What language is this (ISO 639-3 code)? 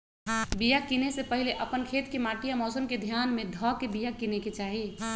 mag